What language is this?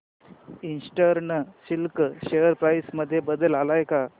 Marathi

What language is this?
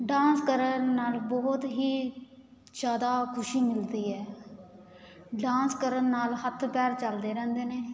Punjabi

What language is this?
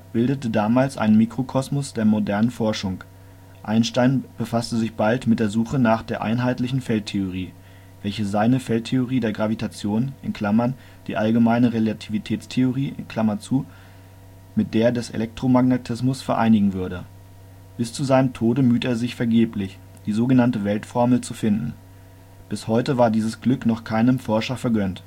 German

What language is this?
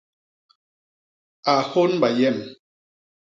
Basaa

